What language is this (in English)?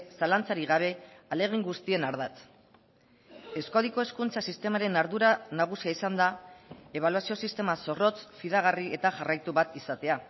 Basque